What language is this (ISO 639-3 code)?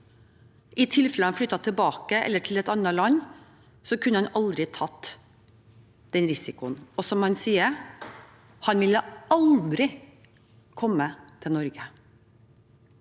nor